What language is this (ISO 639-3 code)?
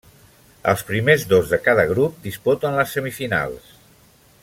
cat